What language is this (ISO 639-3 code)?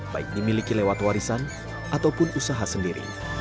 ind